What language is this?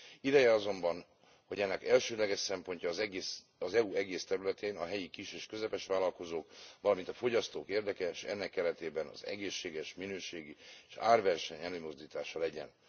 Hungarian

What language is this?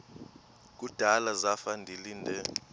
Xhosa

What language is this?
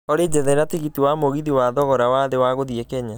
Kikuyu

